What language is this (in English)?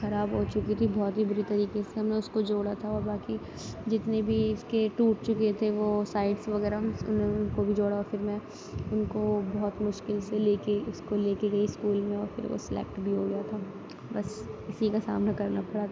Urdu